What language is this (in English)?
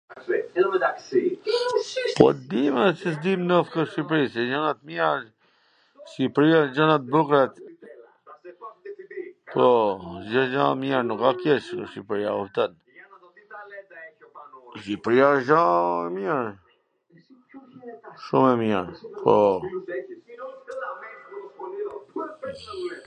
Gheg Albanian